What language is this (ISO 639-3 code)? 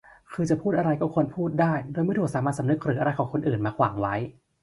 tha